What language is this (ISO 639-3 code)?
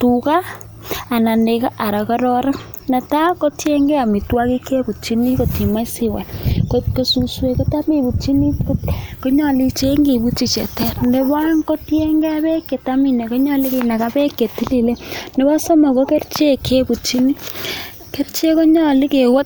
kln